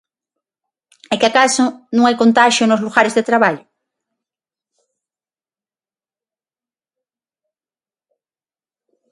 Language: Galician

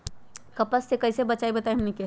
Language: Magahi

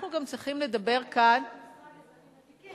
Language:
Hebrew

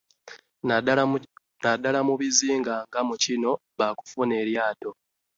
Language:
Ganda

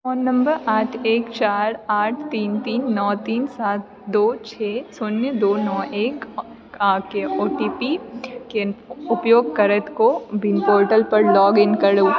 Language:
Maithili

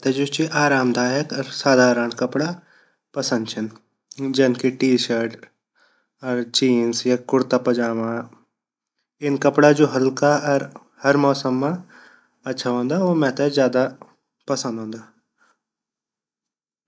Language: Garhwali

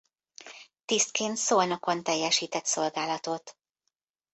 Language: Hungarian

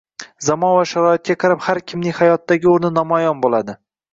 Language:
Uzbek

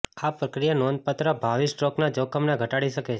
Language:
Gujarati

